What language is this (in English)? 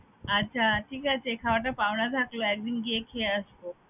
Bangla